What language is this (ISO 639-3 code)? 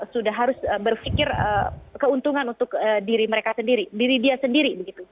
ind